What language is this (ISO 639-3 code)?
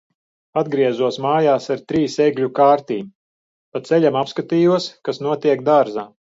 lav